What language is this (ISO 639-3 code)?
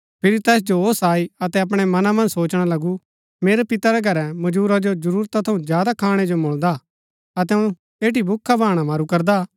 gbk